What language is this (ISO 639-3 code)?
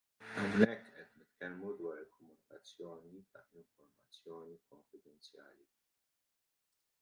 mlt